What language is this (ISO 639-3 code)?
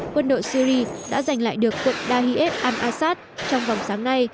vie